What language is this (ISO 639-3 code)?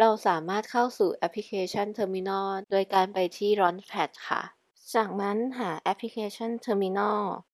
tha